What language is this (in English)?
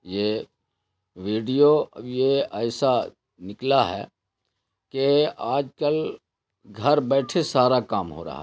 Urdu